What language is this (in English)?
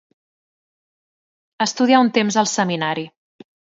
Catalan